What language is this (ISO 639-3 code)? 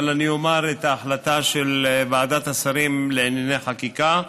heb